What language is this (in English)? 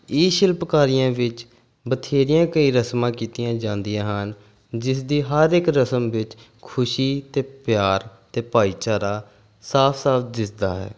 Punjabi